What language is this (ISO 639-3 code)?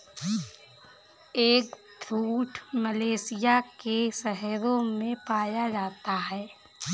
hin